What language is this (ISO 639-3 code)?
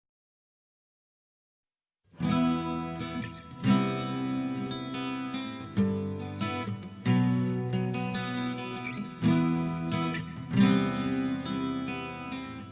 pol